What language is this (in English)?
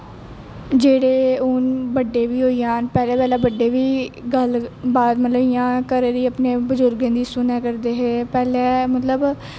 Dogri